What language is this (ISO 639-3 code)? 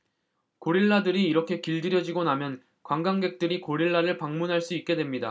kor